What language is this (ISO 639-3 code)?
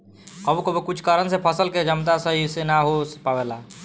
bho